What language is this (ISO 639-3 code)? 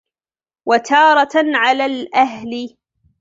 ara